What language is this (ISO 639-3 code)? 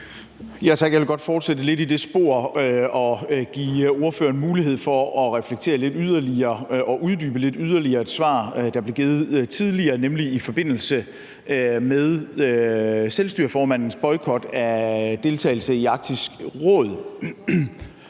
dan